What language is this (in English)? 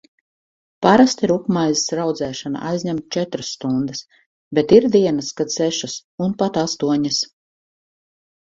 Latvian